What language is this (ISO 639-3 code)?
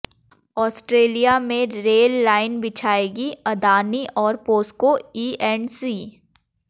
hin